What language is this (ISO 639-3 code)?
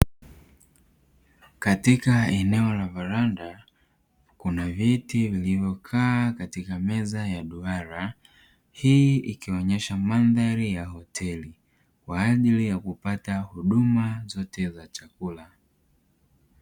swa